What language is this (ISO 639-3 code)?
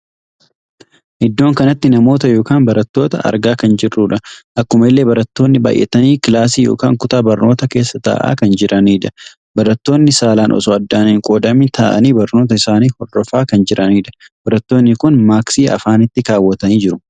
orm